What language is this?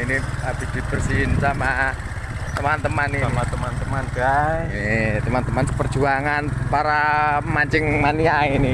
Indonesian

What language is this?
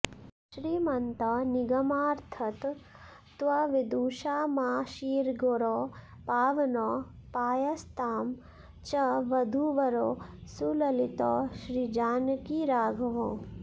Sanskrit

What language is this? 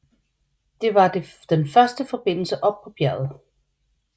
Danish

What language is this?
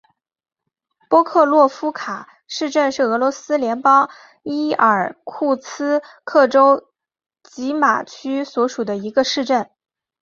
Chinese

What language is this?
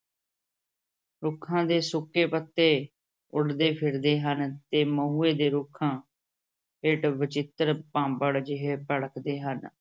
Punjabi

